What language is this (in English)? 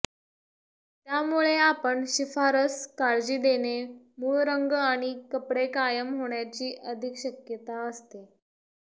Marathi